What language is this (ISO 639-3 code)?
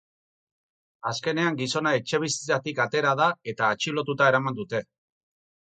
eus